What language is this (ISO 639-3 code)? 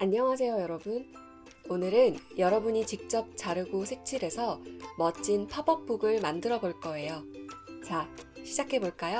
kor